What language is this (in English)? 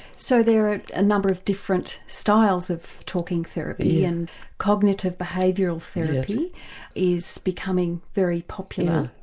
English